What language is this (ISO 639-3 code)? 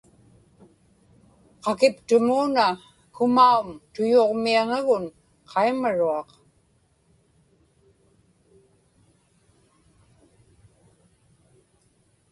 ipk